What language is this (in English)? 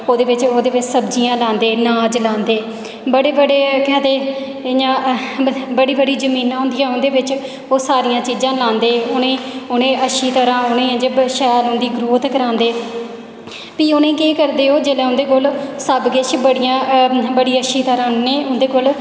Dogri